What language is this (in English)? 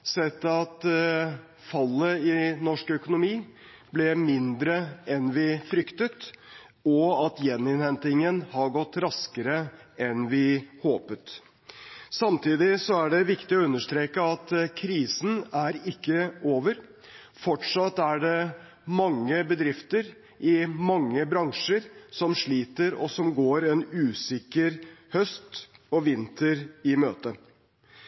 Norwegian Bokmål